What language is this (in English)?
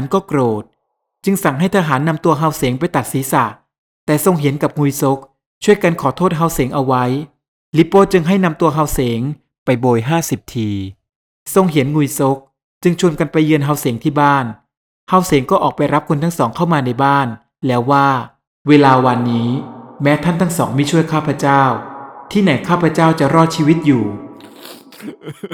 Thai